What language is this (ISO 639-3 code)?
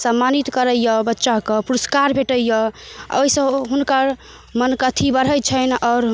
mai